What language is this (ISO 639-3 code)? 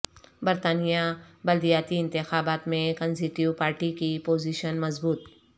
urd